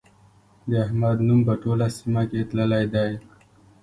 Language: Pashto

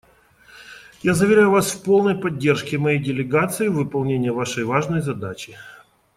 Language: Russian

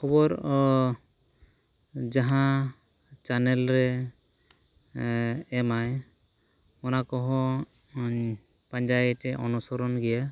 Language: Santali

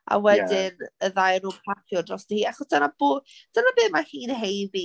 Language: Welsh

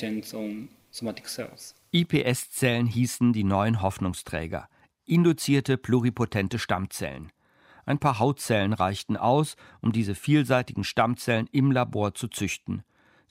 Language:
German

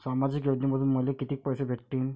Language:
Marathi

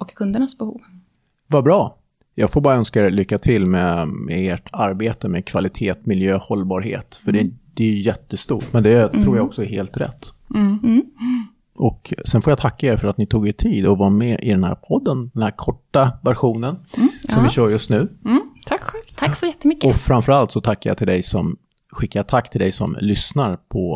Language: Swedish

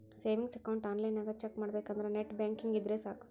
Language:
Kannada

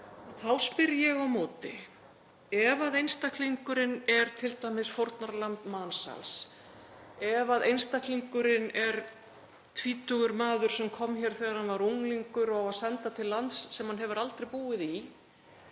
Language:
Icelandic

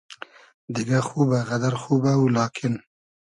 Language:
Hazaragi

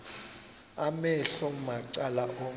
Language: Xhosa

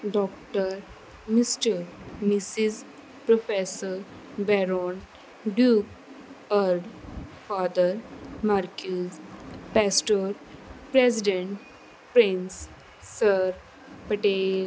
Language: Punjabi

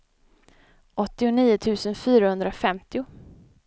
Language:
Swedish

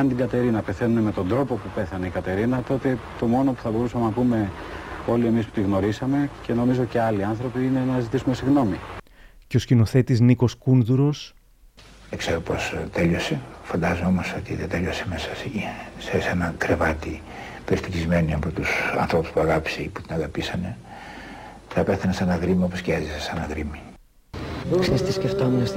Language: Greek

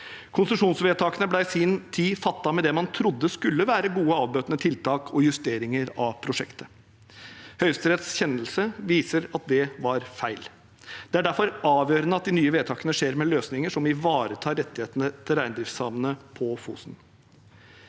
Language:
Norwegian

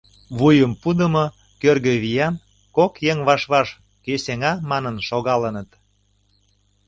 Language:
Mari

